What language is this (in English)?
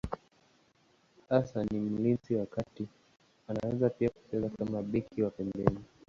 Swahili